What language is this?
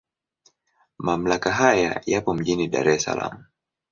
Swahili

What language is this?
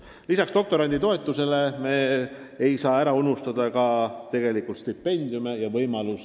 Estonian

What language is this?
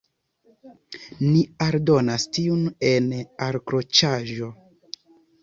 Esperanto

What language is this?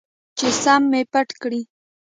Pashto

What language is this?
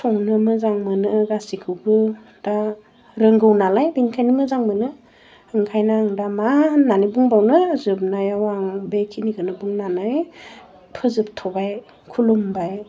Bodo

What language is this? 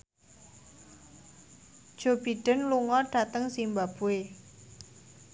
Javanese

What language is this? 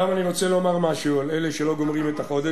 Hebrew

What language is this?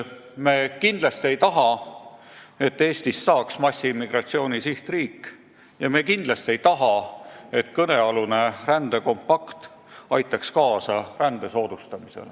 Estonian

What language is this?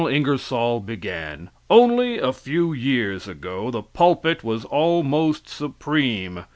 English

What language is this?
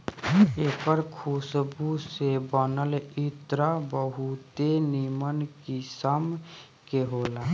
Bhojpuri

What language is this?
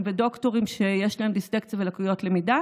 Hebrew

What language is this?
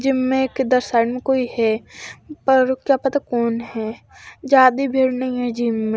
Hindi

